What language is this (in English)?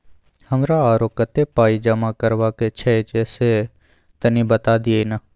Maithili